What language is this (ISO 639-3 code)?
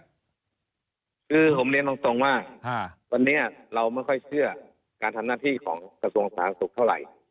tha